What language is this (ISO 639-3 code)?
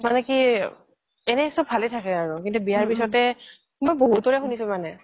asm